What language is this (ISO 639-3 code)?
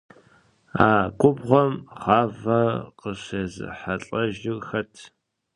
kbd